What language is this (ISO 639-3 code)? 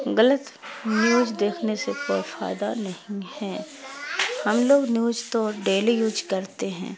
urd